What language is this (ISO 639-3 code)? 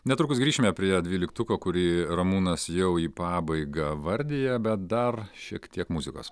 lit